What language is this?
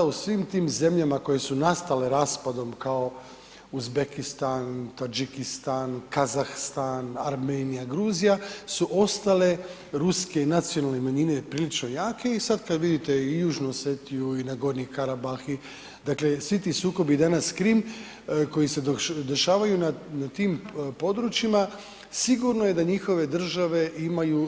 Croatian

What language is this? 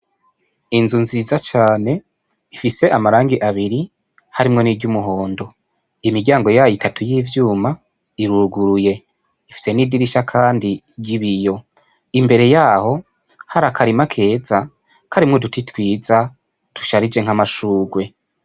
Rundi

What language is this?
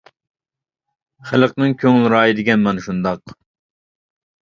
Uyghur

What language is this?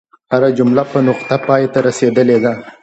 Pashto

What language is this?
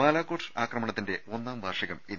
Malayalam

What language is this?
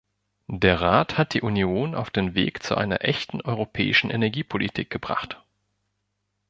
German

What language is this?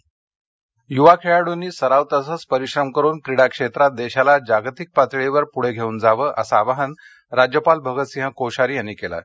Marathi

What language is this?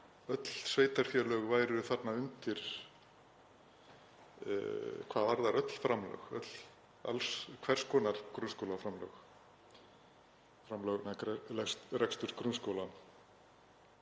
Icelandic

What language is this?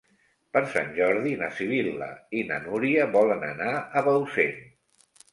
Catalan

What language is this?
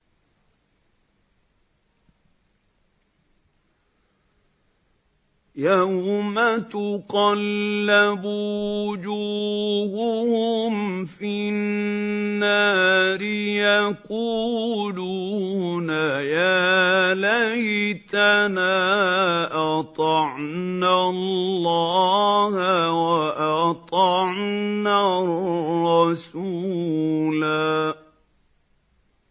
Arabic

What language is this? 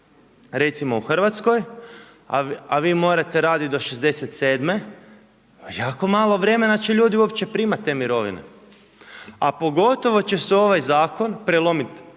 Croatian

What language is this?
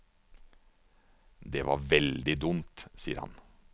Norwegian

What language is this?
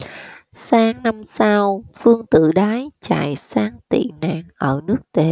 Vietnamese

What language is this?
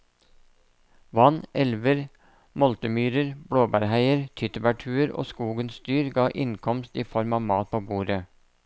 Norwegian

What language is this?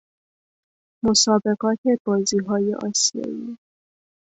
Persian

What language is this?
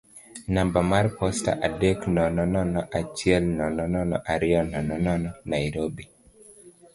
Luo (Kenya and Tanzania)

